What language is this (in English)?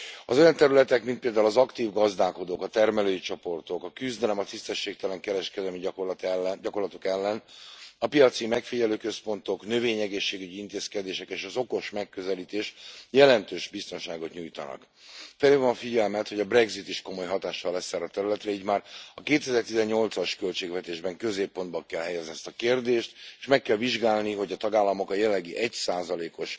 Hungarian